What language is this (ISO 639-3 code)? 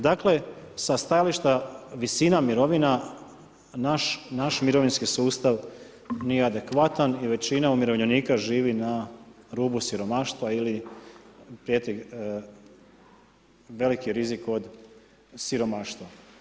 hrv